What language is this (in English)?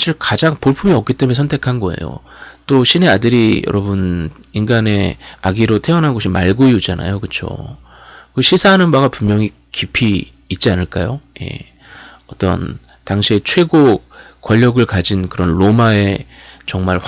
Korean